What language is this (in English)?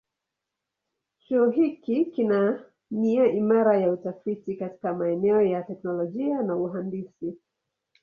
Swahili